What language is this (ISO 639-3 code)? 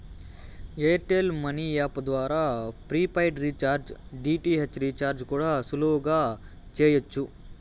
tel